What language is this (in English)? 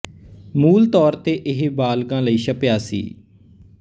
Punjabi